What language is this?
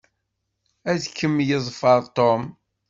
Kabyle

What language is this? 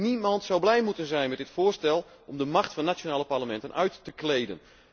Dutch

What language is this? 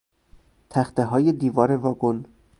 Persian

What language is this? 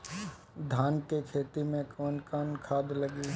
Bhojpuri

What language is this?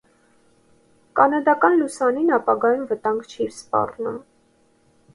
Armenian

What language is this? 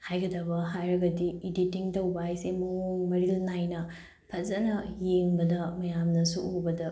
Manipuri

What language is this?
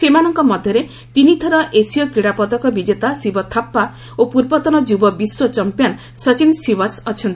Odia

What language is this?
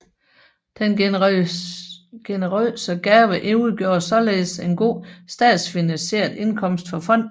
Danish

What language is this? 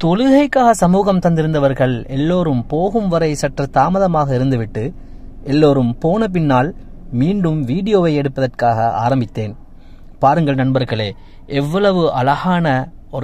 Arabic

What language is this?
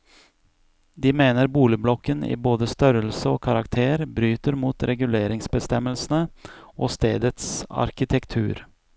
Norwegian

